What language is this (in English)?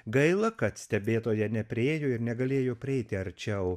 Lithuanian